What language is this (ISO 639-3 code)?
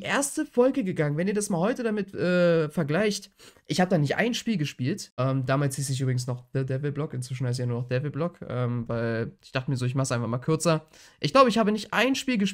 deu